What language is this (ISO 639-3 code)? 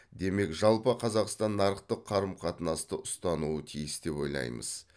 kaz